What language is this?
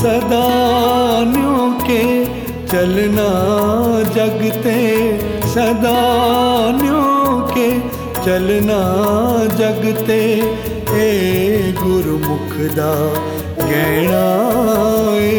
Hindi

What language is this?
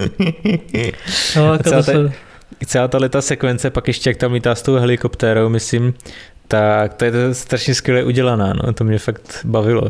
Czech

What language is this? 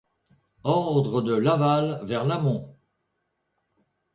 French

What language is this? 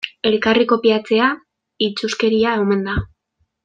Basque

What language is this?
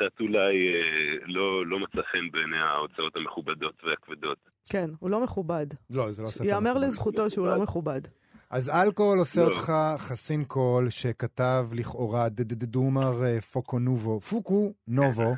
Hebrew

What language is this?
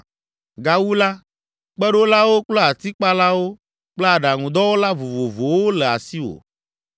Ewe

